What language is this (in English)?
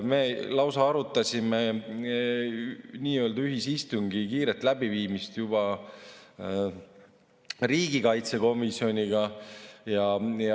Estonian